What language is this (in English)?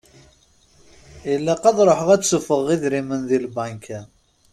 Kabyle